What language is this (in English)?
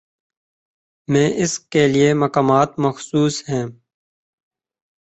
Urdu